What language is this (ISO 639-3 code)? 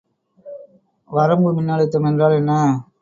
tam